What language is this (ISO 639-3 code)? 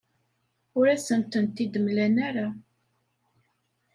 kab